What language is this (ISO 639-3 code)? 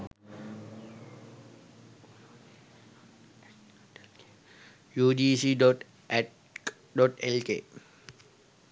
sin